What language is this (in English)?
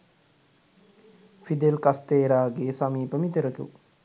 Sinhala